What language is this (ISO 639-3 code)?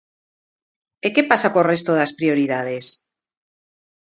glg